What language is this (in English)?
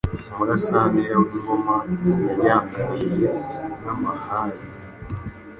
Kinyarwanda